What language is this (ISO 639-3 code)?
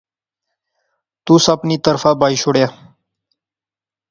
phr